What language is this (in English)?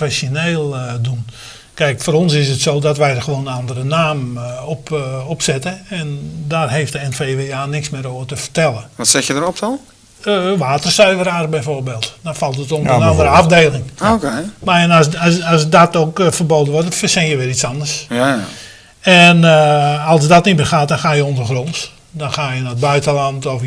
Dutch